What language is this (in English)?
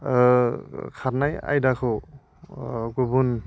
Bodo